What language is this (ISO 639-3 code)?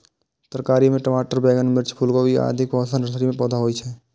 mai